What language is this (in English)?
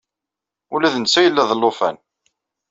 Kabyle